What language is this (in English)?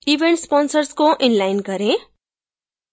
Hindi